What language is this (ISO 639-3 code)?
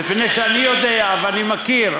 heb